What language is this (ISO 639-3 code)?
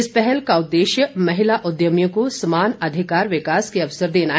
hin